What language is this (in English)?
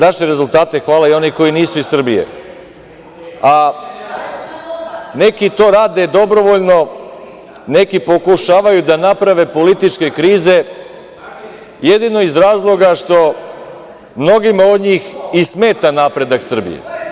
Serbian